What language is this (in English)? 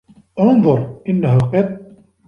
Arabic